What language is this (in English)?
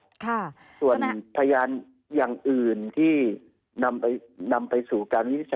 Thai